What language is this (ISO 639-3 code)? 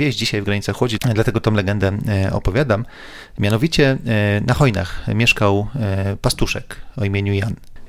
pol